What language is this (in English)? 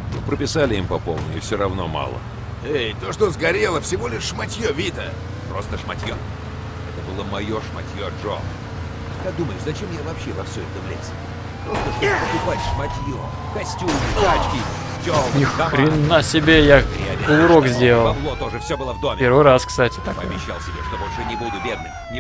Russian